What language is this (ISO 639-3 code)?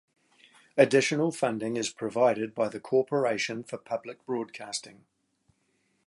eng